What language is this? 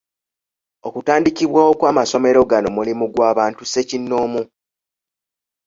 Ganda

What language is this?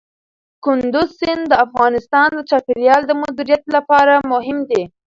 Pashto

